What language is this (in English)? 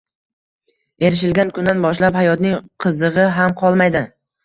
Uzbek